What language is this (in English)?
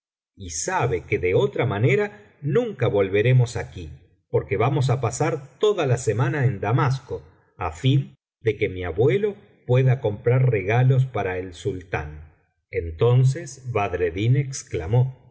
Spanish